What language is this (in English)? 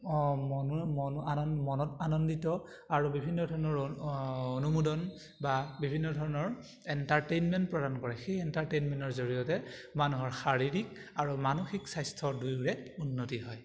Assamese